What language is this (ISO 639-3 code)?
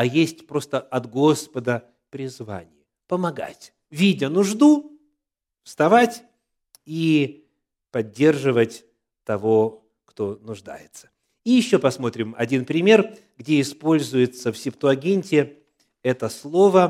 rus